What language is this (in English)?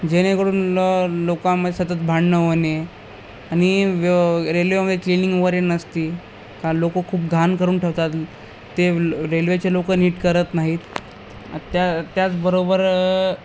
Marathi